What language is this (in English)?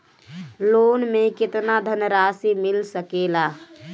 Bhojpuri